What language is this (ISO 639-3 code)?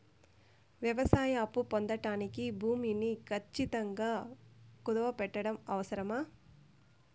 tel